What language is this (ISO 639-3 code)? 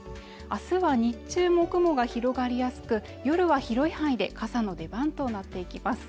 jpn